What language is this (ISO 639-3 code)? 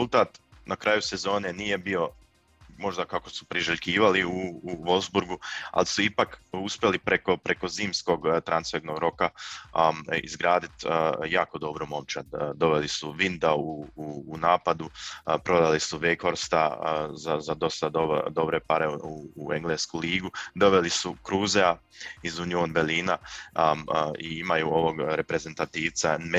hrv